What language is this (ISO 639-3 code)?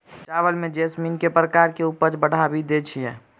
mai